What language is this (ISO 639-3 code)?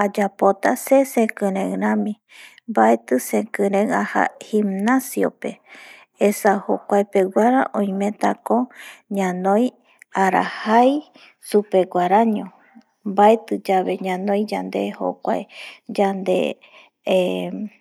gui